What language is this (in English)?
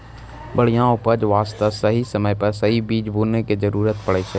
Maithili